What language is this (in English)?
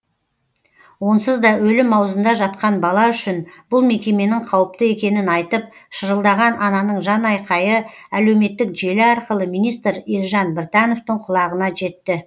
Kazakh